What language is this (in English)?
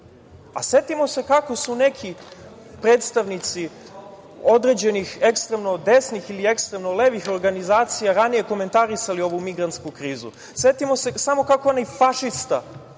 Serbian